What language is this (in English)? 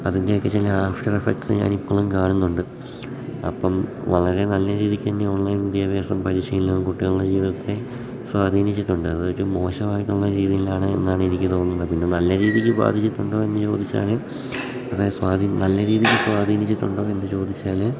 Malayalam